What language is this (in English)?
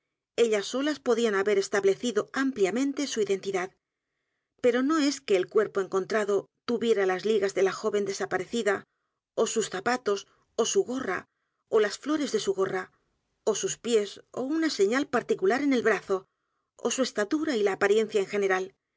Spanish